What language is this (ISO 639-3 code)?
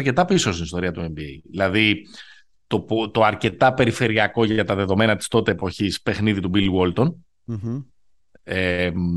ell